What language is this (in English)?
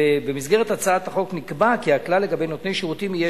Hebrew